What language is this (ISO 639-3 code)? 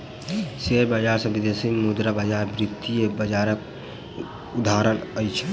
mai